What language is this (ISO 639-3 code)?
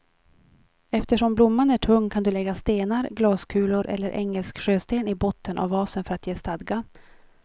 swe